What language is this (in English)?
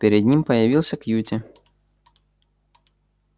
Russian